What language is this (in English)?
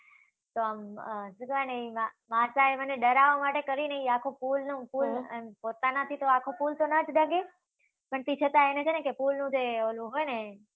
Gujarati